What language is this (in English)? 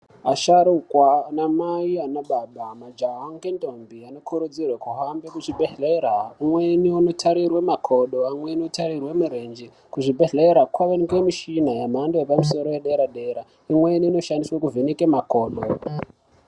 Ndau